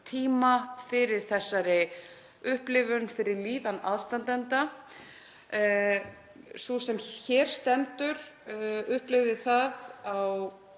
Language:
Icelandic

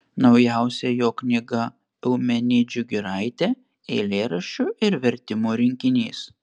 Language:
Lithuanian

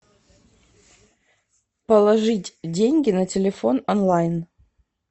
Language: Russian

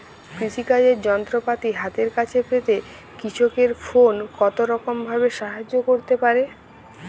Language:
Bangla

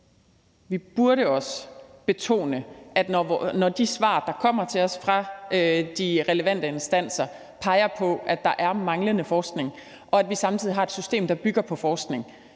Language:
Danish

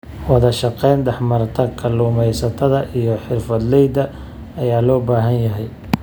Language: Somali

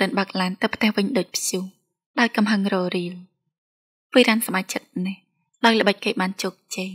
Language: Thai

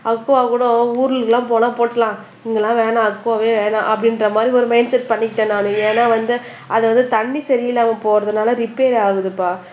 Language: Tamil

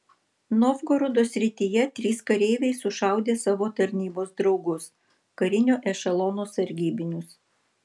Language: Lithuanian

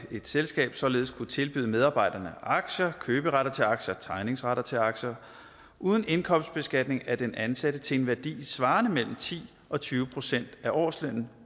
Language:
Danish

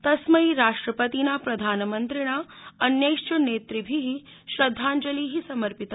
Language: Sanskrit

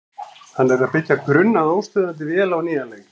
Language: Icelandic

